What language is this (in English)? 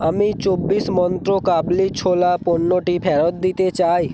Bangla